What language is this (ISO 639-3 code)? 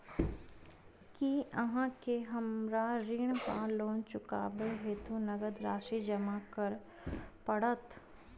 mai